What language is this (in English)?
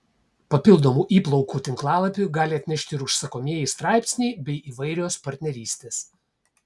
Lithuanian